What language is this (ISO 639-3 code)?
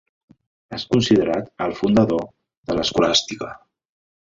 cat